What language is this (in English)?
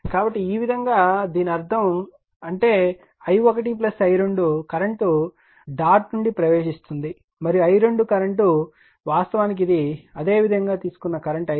Telugu